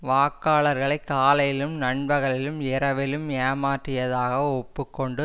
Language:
Tamil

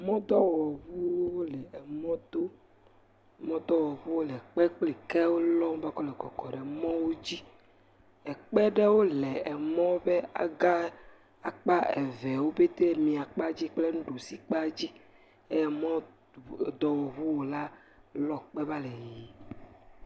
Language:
Ewe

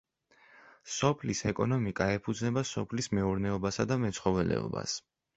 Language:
Georgian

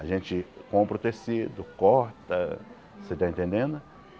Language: Portuguese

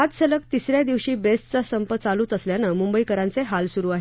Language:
Marathi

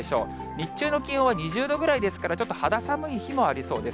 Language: Japanese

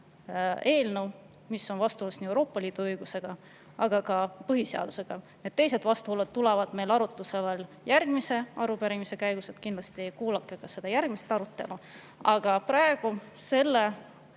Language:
Estonian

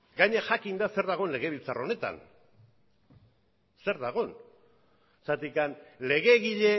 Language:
Basque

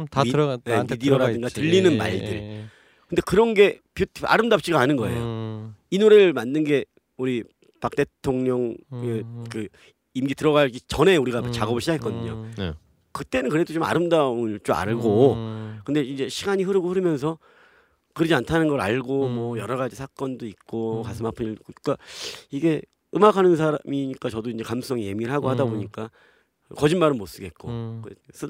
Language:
Korean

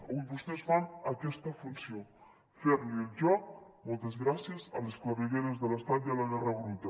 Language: Catalan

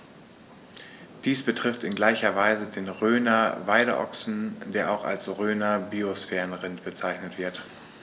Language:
German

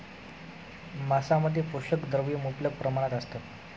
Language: Marathi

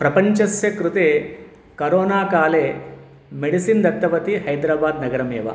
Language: Sanskrit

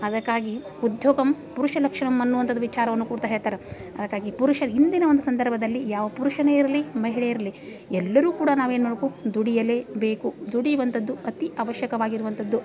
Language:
Kannada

